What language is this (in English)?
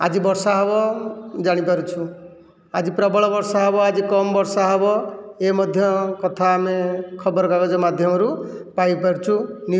Odia